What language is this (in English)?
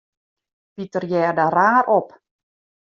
Western Frisian